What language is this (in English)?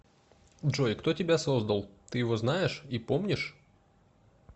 Russian